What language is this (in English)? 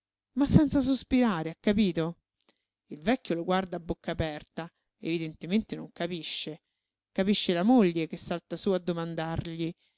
Italian